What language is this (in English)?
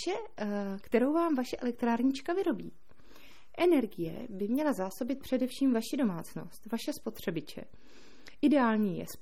Czech